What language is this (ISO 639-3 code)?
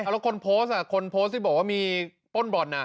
tha